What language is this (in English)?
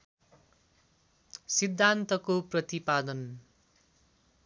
Nepali